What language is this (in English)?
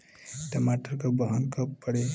Bhojpuri